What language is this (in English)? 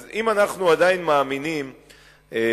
Hebrew